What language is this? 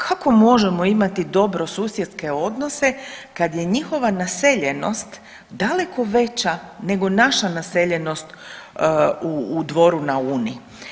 Croatian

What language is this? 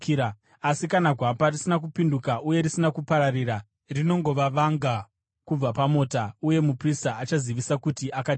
Shona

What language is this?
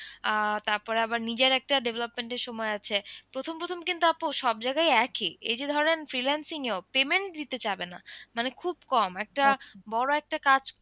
Bangla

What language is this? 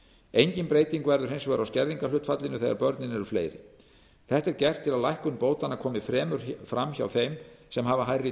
Icelandic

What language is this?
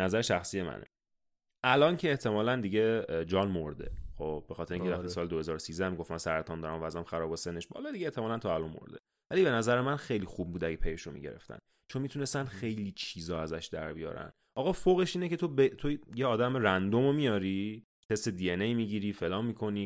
Persian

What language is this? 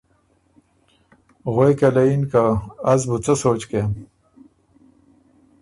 Ormuri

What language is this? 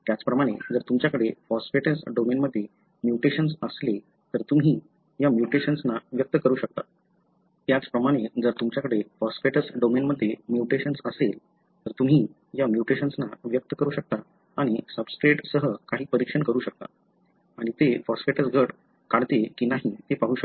Marathi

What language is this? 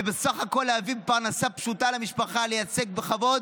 Hebrew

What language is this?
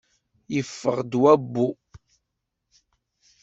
Kabyle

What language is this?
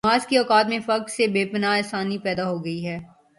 Urdu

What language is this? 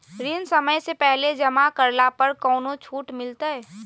Magahi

